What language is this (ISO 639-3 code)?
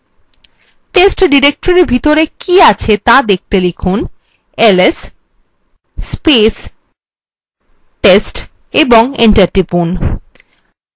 ben